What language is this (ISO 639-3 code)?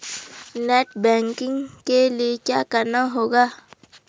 hin